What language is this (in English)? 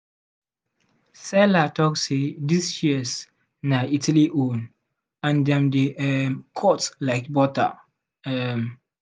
Nigerian Pidgin